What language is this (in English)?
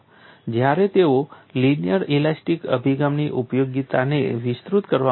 Gujarati